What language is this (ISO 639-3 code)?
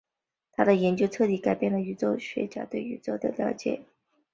zho